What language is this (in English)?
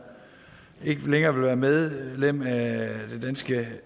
Danish